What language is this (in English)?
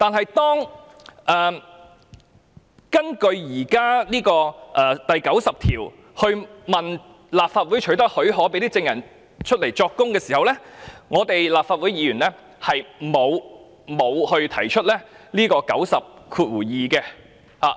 Cantonese